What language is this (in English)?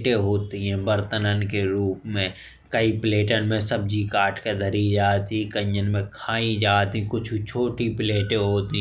Bundeli